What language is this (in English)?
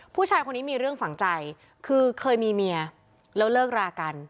Thai